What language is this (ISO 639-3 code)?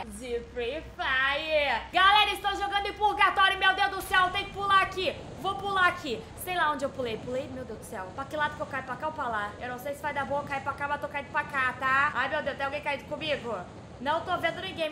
por